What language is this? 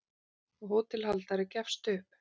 Icelandic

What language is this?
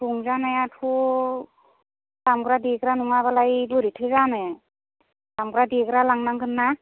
Bodo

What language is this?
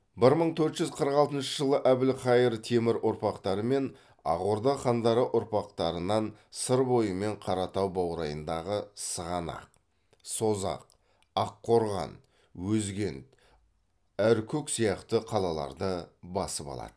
Kazakh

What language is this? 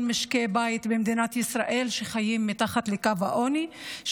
Hebrew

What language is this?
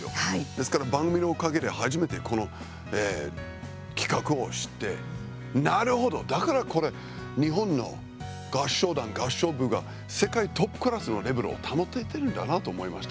Japanese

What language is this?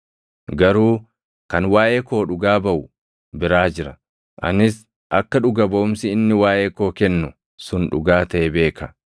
Oromo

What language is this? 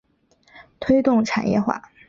Chinese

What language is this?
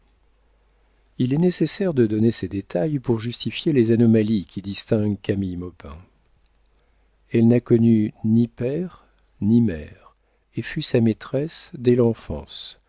French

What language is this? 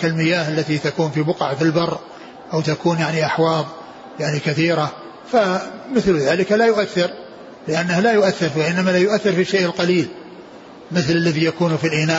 Arabic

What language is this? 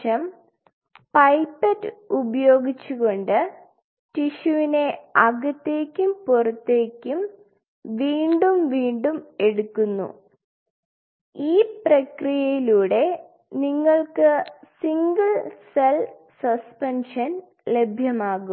Malayalam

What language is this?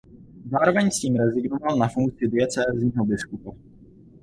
Czech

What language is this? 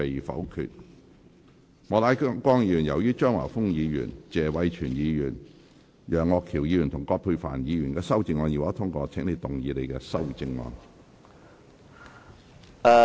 Cantonese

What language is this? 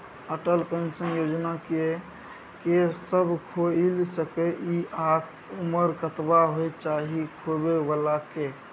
Maithili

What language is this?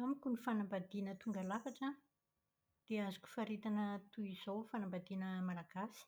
Malagasy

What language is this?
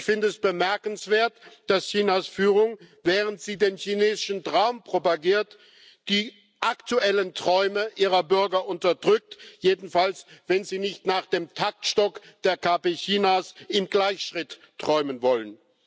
German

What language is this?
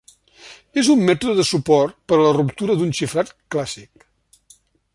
Catalan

